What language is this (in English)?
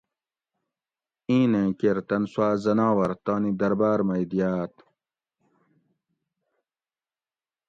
Gawri